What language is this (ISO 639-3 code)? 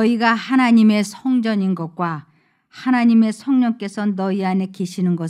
kor